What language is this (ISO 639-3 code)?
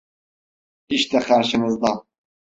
tur